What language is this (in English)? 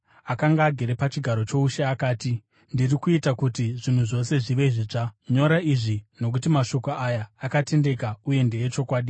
Shona